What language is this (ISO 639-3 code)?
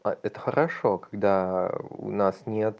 rus